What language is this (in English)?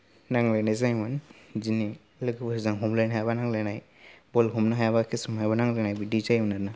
Bodo